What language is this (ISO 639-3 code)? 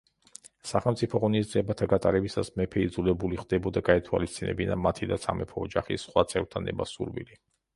kat